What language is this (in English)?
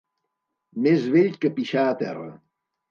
Catalan